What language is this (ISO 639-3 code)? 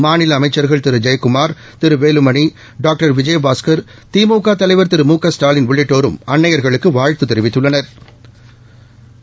tam